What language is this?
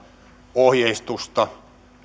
Finnish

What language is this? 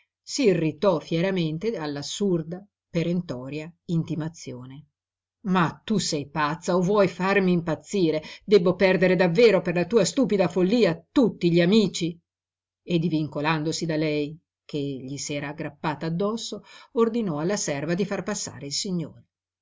Italian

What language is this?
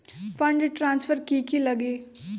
Magahi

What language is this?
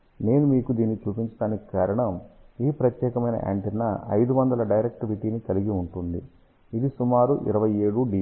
Telugu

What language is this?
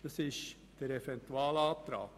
Swiss German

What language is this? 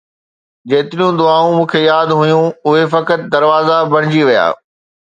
Sindhi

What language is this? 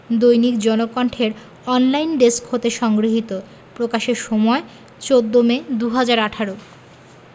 Bangla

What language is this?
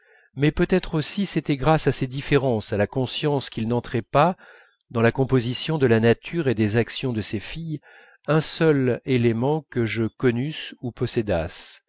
French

